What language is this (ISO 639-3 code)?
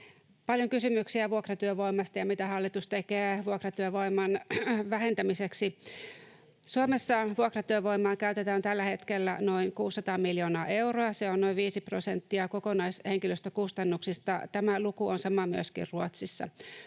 fin